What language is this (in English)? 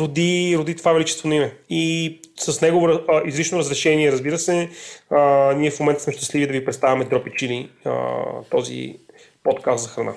Bulgarian